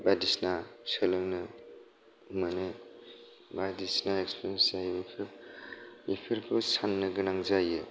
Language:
Bodo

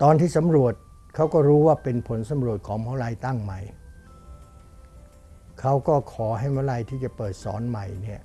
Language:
Thai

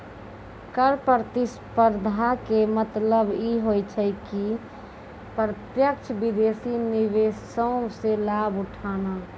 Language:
Maithili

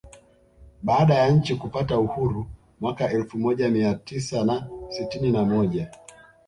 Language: Swahili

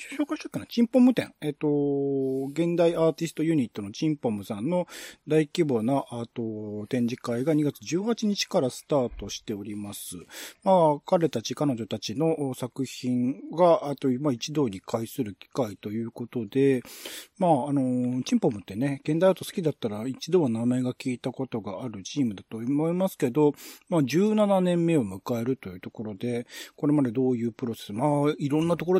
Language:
Japanese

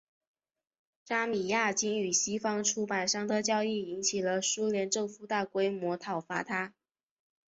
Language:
Chinese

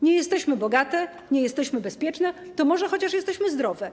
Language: Polish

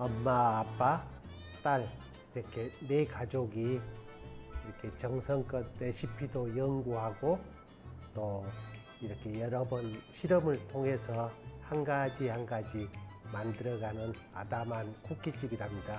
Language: Korean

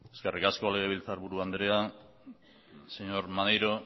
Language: Basque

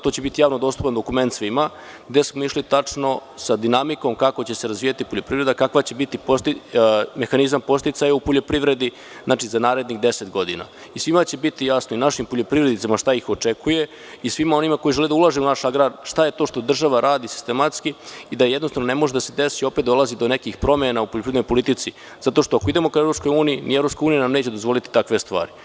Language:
Serbian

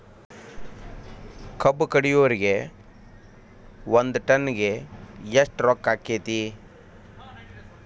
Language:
Kannada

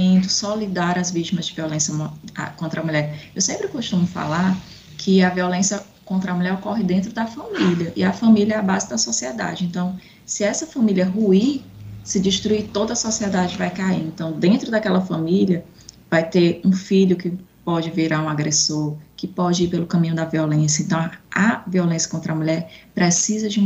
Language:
Portuguese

